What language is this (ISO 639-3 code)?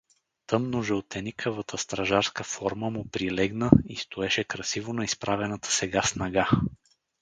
bul